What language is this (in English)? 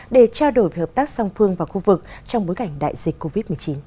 Vietnamese